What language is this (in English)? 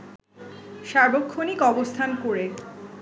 Bangla